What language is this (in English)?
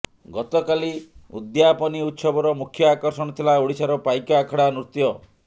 Odia